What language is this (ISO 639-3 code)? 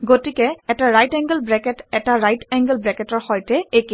asm